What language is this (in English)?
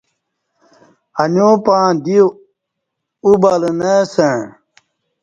Kati